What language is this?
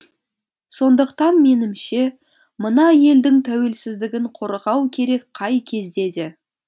Kazakh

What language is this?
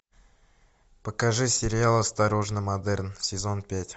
Russian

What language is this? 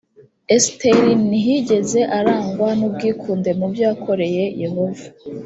Kinyarwanda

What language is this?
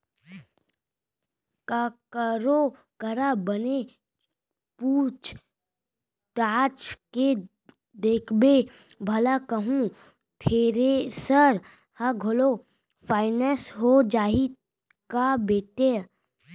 Chhattisgarhi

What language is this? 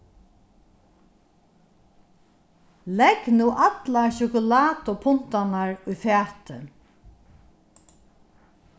Faroese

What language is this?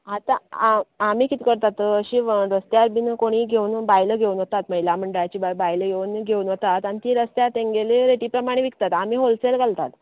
Konkani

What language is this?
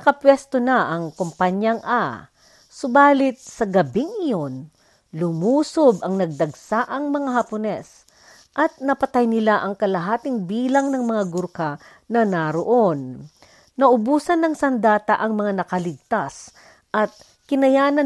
Filipino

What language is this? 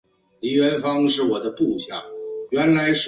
Chinese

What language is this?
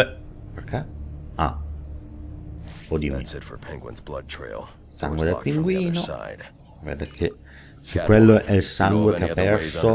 Italian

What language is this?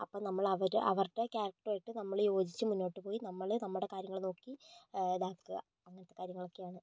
Malayalam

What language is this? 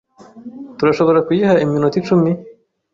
Kinyarwanda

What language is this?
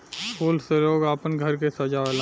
Bhojpuri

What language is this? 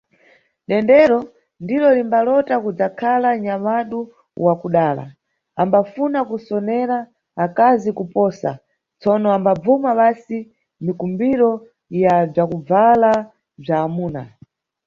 Nyungwe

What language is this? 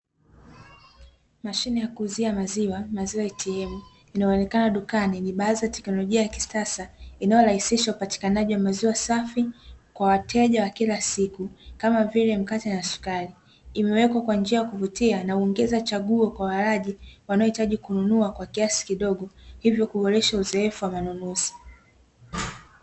Swahili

